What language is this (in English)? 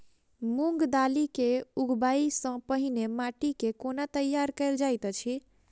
Maithili